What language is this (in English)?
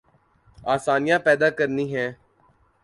Urdu